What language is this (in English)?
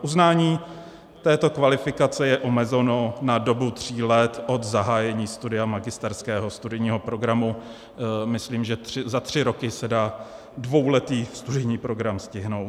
Czech